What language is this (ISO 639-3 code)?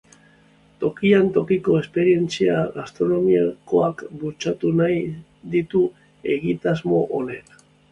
eus